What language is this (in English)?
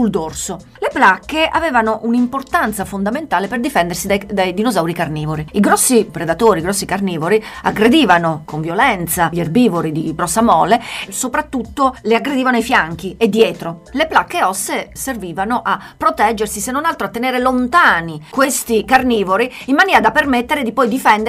Italian